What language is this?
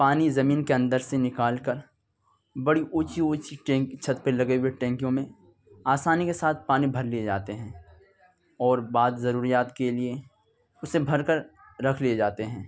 Urdu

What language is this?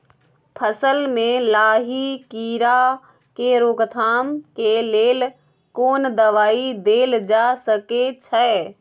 Maithili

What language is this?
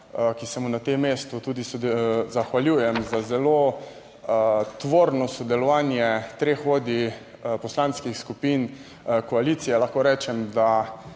Slovenian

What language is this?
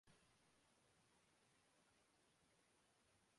Urdu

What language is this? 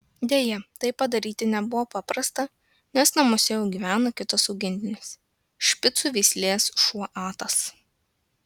Lithuanian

